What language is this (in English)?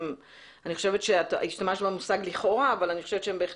Hebrew